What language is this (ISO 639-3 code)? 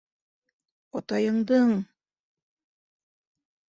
bak